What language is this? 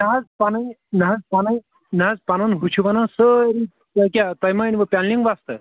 Kashmiri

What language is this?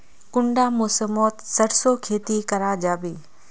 Magahi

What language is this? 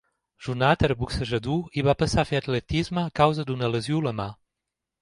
Catalan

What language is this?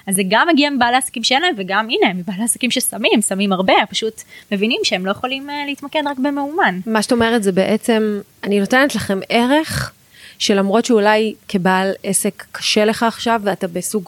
Hebrew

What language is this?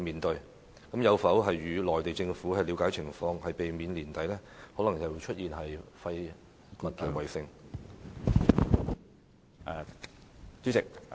Cantonese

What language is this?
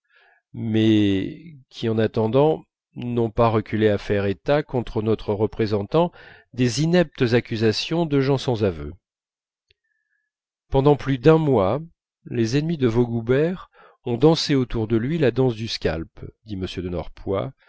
French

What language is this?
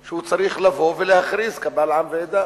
Hebrew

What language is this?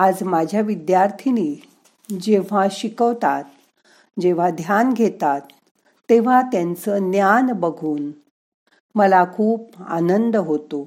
Marathi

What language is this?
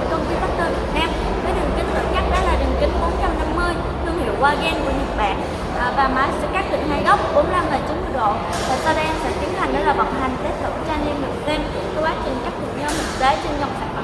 Vietnamese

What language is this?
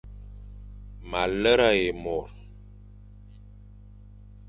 Fang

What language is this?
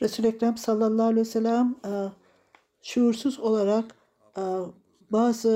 Turkish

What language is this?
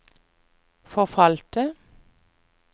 Norwegian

